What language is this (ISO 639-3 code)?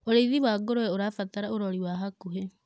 kik